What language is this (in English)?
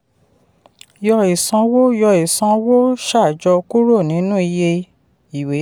Yoruba